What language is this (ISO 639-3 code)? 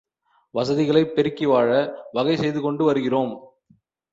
tam